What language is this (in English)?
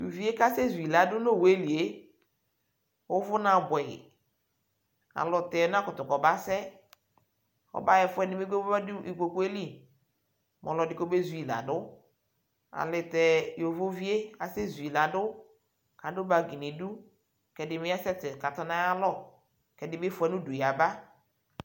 Ikposo